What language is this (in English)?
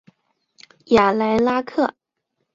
Chinese